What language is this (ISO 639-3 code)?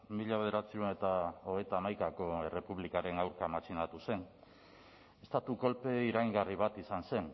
eus